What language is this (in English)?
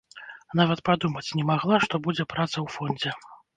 Belarusian